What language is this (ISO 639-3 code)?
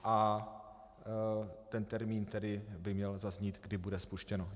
ces